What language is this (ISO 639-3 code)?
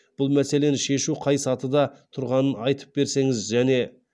kaz